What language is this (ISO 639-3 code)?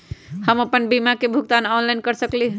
mag